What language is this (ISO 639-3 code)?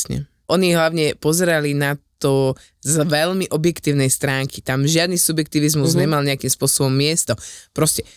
slk